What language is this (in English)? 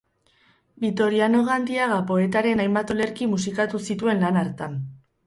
Basque